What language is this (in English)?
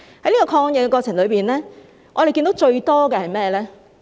Cantonese